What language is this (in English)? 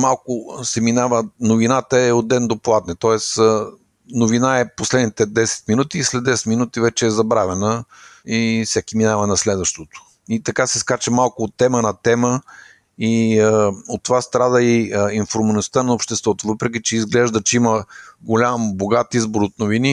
Bulgarian